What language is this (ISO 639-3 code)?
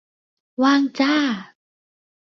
tha